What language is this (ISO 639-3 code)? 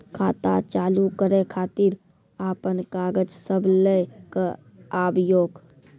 mai